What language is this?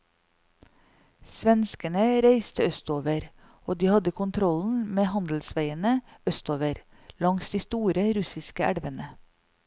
Norwegian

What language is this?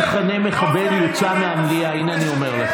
Hebrew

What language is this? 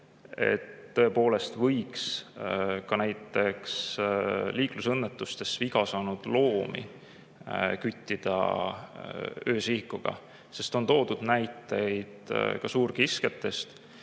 Estonian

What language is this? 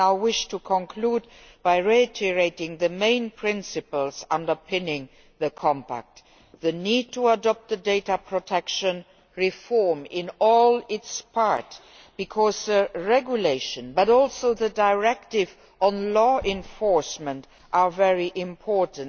English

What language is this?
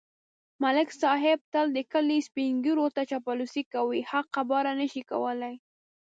Pashto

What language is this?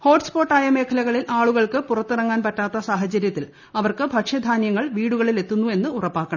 Malayalam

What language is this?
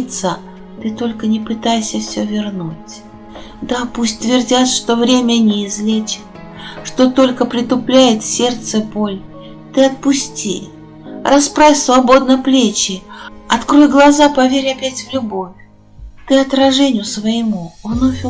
Russian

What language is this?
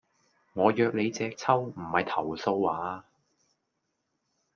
Cantonese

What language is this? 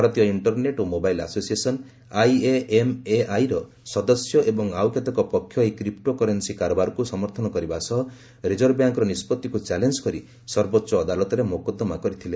Odia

